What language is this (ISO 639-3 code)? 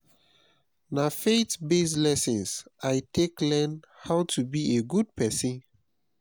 pcm